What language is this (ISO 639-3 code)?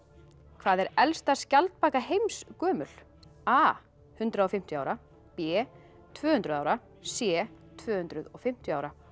isl